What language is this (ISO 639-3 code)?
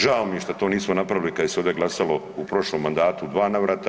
hrv